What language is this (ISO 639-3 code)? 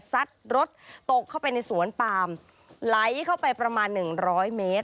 tha